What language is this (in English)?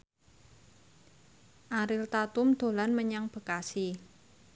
Javanese